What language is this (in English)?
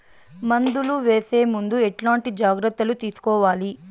Telugu